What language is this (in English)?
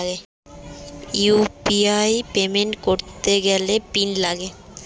Bangla